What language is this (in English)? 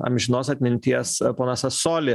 Lithuanian